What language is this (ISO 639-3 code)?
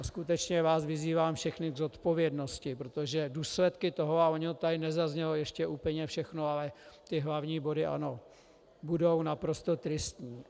ces